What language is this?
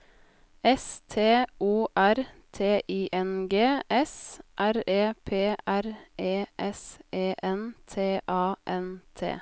Norwegian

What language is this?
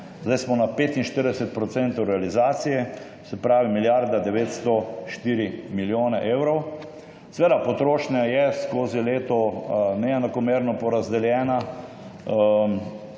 Slovenian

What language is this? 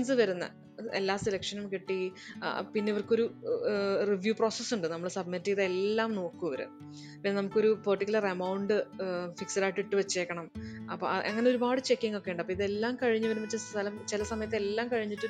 Malayalam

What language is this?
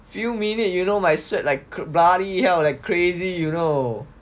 English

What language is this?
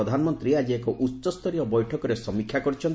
Odia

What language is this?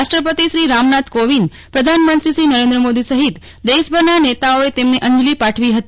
Gujarati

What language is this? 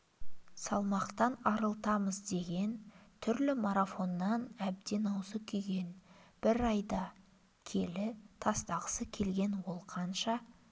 Kazakh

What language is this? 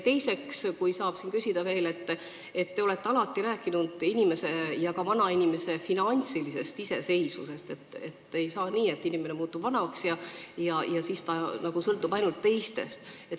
Estonian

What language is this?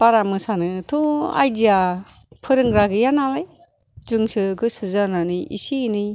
Bodo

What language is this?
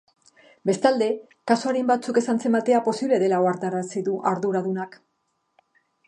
Basque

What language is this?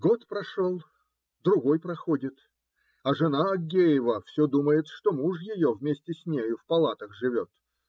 Russian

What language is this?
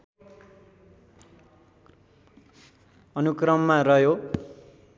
Nepali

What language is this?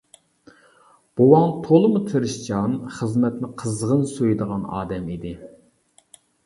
Uyghur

